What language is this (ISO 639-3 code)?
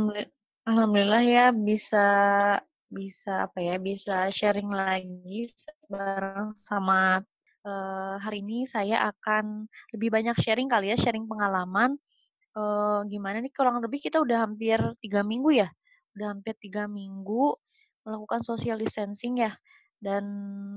ind